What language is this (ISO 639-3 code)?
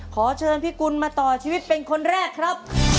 tha